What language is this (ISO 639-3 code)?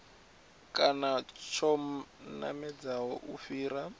ven